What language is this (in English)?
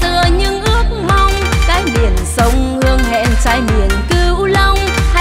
Vietnamese